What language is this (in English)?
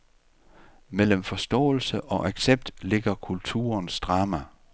Danish